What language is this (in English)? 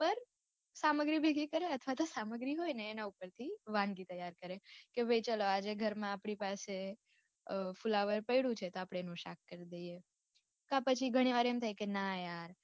Gujarati